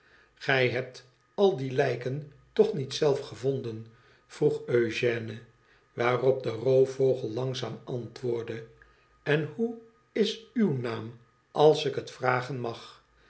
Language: Dutch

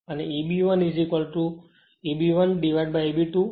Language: Gujarati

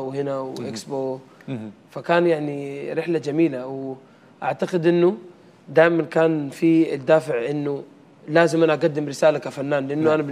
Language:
Arabic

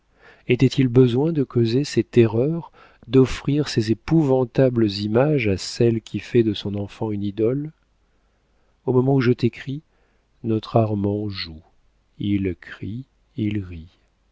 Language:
French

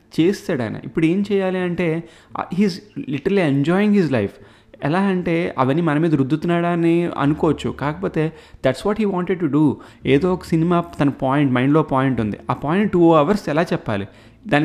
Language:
Telugu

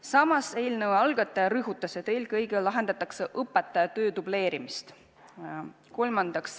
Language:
Estonian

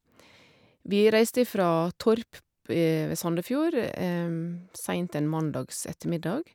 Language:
Norwegian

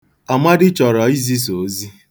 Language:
Igbo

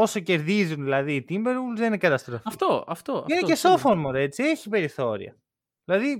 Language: Greek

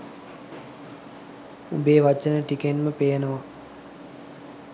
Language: Sinhala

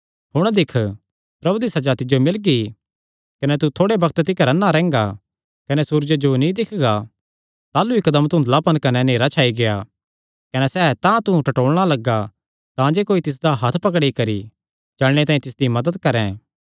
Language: Kangri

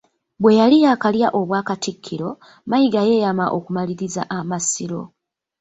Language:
Ganda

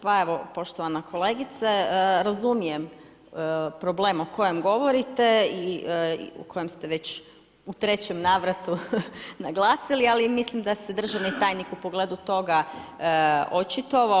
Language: Croatian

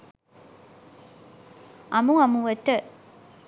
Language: Sinhala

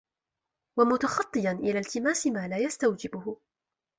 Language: Arabic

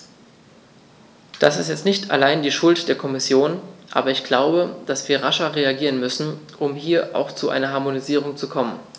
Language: German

